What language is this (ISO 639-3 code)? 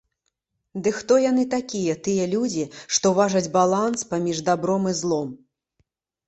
bel